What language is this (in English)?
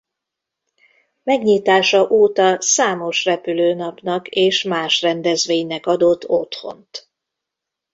Hungarian